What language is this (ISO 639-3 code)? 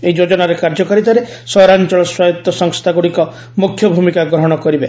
ori